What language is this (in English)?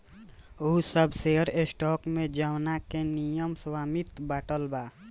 Bhojpuri